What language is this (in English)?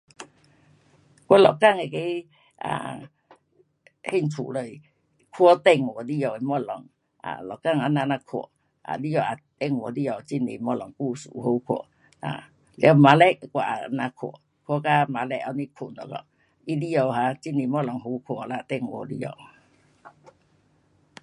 Pu-Xian Chinese